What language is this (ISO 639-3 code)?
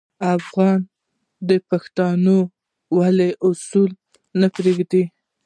pus